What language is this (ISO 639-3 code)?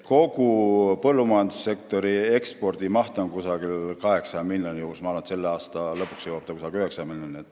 est